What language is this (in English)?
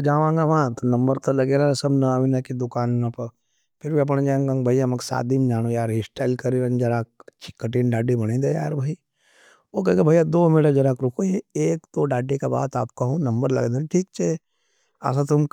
Nimadi